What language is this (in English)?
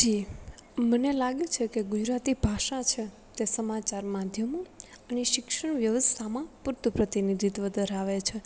Gujarati